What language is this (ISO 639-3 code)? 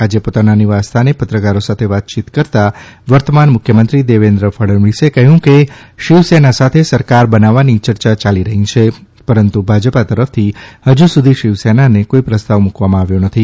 guj